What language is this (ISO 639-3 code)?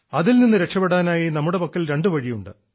mal